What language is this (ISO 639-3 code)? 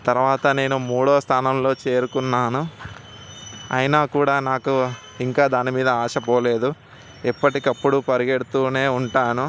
tel